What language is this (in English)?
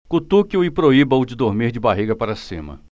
Portuguese